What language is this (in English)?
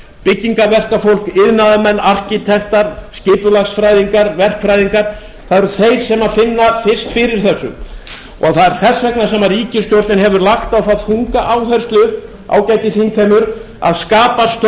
Icelandic